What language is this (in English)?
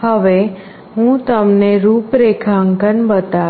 Gujarati